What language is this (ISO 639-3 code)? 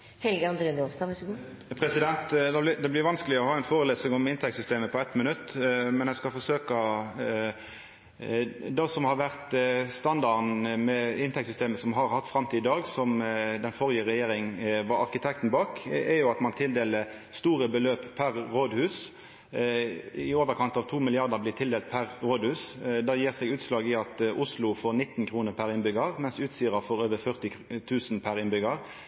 nno